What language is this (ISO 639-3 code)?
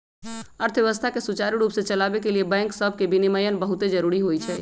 mag